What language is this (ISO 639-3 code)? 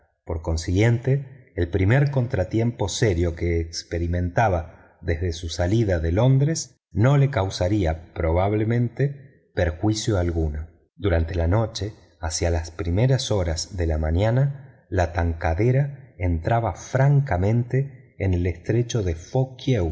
spa